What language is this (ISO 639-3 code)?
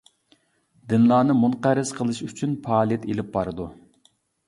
uig